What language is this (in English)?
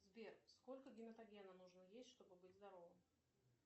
Russian